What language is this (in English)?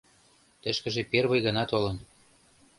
Mari